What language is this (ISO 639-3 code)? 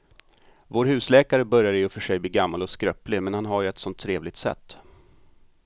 swe